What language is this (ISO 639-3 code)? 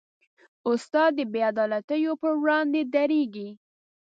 pus